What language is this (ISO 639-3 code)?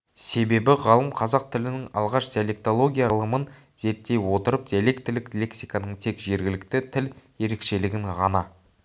kaz